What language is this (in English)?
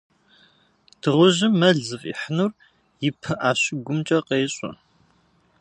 Kabardian